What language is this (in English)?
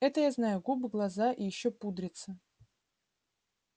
Russian